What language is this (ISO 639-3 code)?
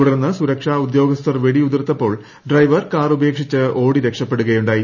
mal